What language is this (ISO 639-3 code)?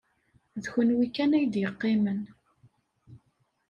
kab